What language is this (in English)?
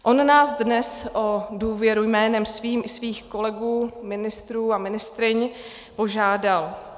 Czech